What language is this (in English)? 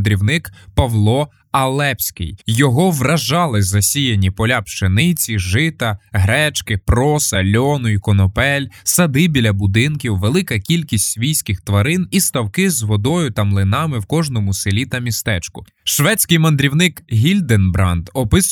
Ukrainian